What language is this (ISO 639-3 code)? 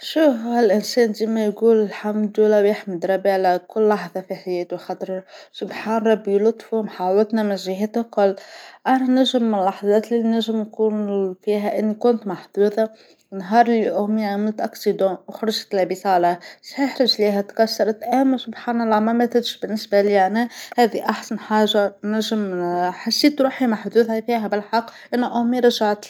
aeb